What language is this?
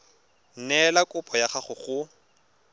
Tswana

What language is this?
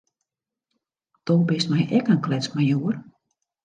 Western Frisian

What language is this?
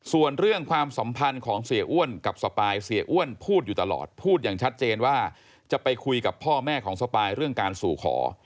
Thai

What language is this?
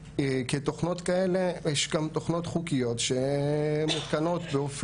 Hebrew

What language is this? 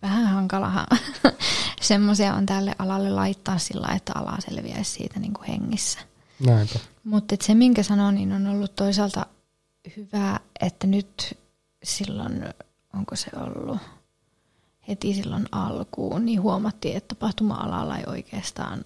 Finnish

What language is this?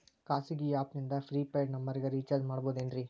Kannada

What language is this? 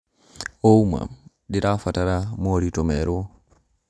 Kikuyu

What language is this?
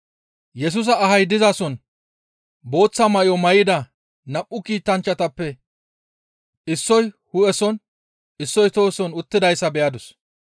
Gamo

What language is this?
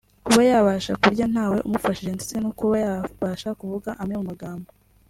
Kinyarwanda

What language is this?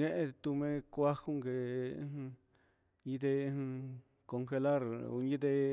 Huitepec Mixtec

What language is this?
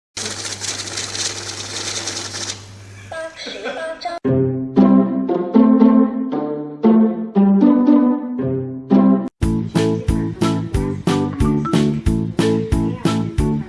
Japanese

